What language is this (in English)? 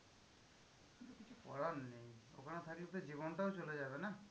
Bangla